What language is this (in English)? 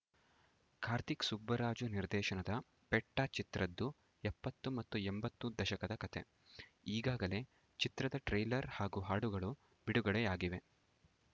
Kannada